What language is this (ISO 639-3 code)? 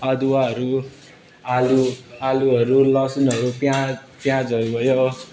nep